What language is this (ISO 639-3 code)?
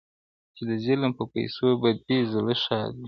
pus